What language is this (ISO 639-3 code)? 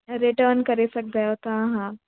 snd